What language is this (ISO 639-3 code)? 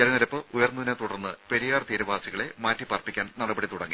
mal